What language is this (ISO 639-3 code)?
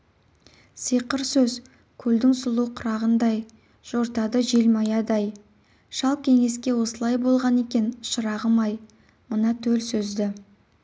kaz